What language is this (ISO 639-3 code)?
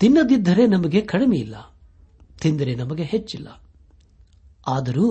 kan